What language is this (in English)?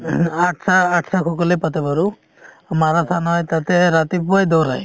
Assamese